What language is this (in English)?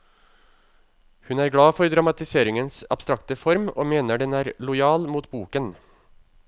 Norwegian